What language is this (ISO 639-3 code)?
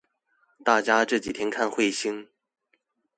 zho